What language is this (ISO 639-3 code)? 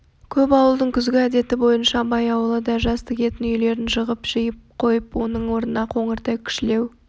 kaz